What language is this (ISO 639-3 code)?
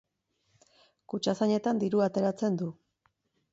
eus